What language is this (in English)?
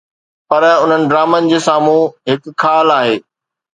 Sindhi